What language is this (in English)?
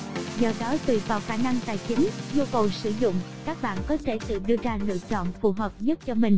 Vietnamese